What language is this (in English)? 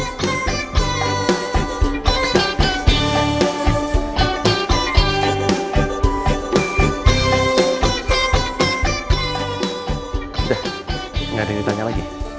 Indonesian